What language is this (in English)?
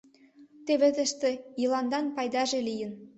Mari